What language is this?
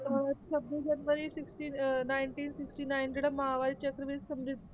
Punjabi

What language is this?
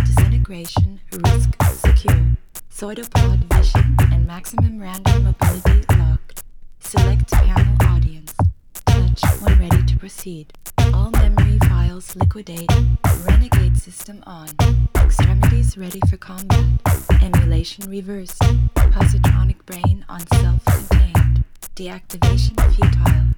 Swedish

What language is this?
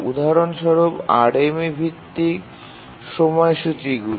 Bangla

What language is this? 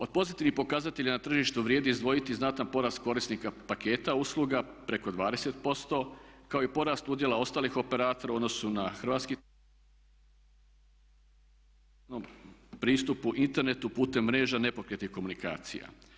Croatian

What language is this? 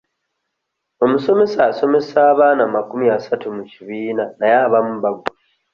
Ganda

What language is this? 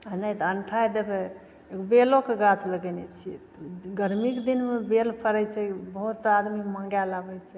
Maithili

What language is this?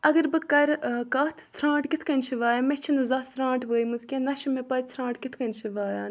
Kashmiri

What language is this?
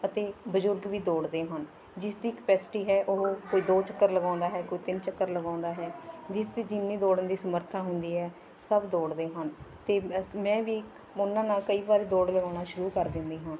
Punjabi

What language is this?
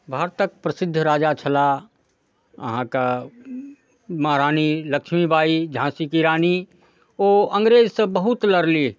Maithili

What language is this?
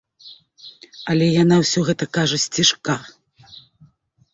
Belarusian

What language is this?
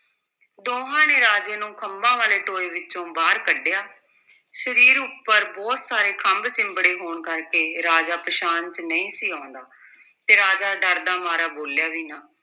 Punjabi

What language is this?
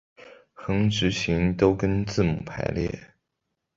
Chinese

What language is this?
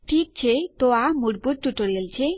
Gujarati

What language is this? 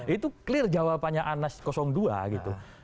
Indonesian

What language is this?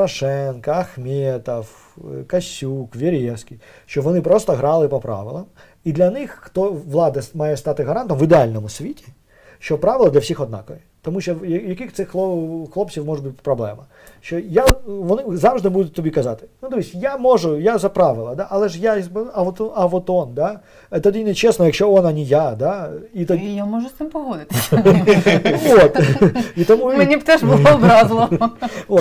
Ukrainian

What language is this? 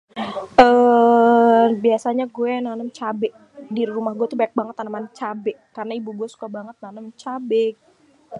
Betawi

